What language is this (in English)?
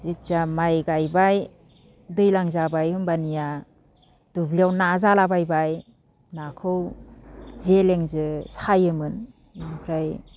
Bodo